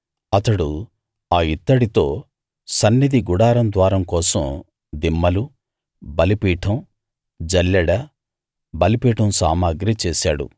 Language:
Telugu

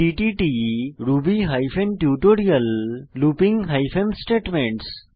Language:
Bangla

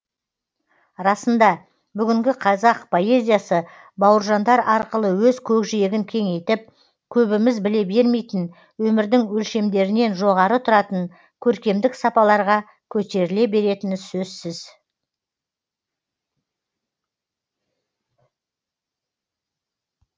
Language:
Kazakh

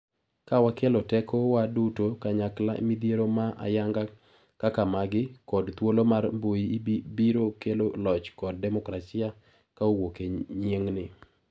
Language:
Luo (Kenya and Tanzania)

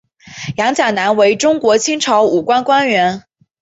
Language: Chinese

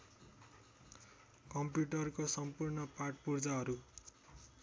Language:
Nepali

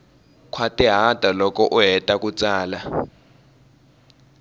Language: Tsonga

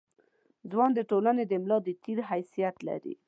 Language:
Pashto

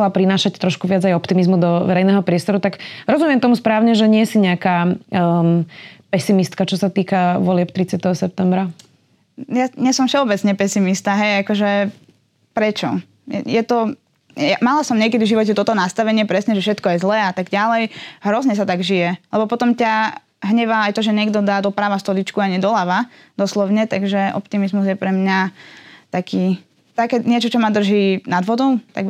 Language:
Slovak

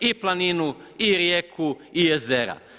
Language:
Croatian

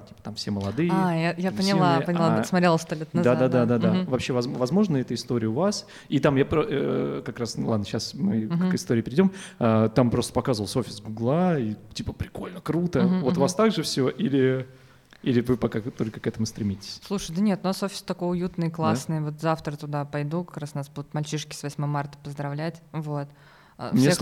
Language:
Russian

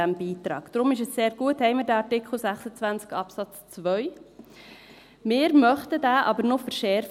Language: Swiss German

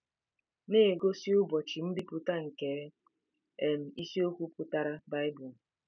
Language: Igbo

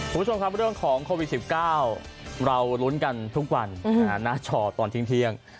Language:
Thai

